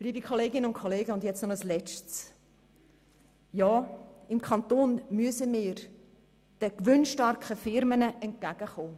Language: Swiss German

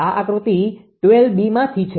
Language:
Gujarati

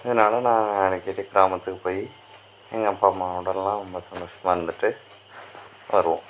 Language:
Tamil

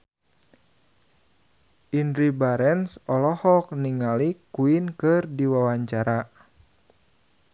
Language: Sundanese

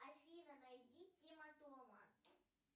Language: Russian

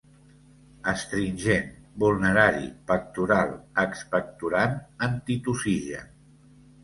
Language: Catalan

